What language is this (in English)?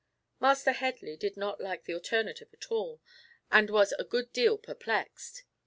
English